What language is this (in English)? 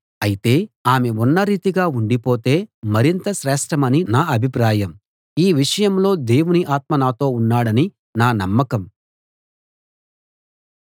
Telugu